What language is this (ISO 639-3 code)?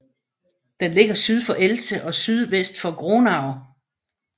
dan